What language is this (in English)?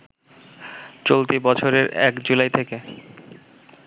Bangla